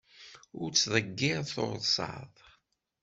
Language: Kabyle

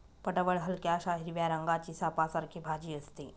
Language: Marathi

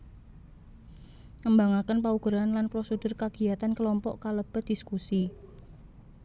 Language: Javanese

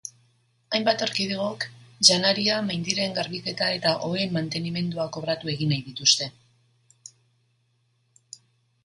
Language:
Basque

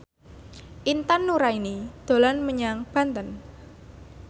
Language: Javanese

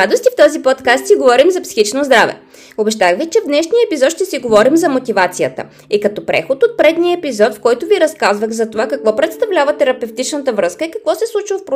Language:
Bulgarian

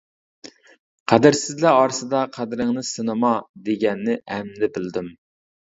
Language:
Uyghur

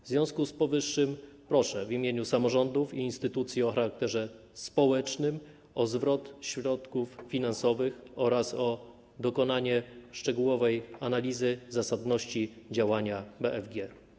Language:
Polish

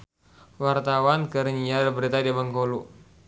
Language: Sundanese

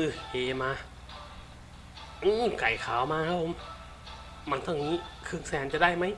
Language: Thai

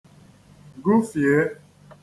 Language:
Igbo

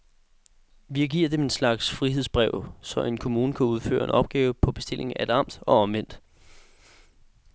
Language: Danish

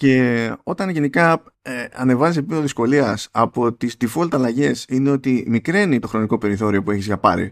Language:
Greek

